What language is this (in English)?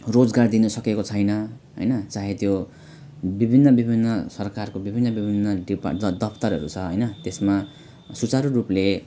Nepali